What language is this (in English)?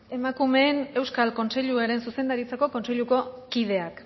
Basque